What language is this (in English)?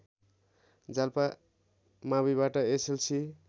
Nepali